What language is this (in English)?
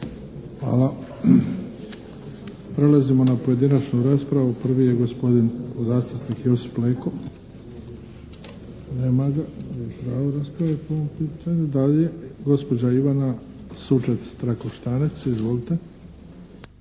Croatian